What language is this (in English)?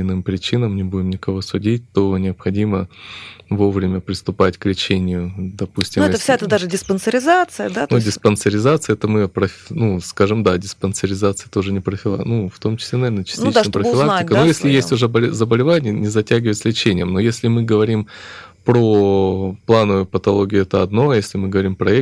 Russian